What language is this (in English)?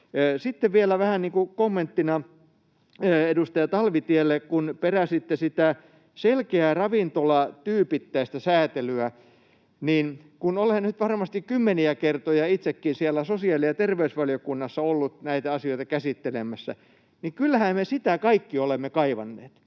Finnish